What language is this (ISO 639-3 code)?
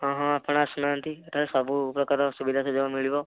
ori